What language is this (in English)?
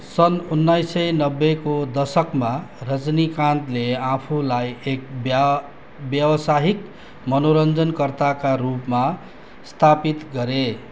Nepali